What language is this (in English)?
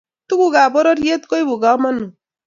Kalenjin